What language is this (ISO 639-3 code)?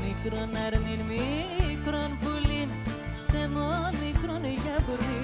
ell